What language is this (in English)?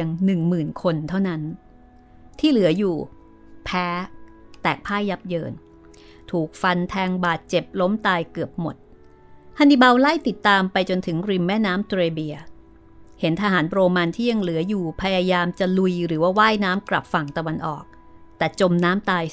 Thai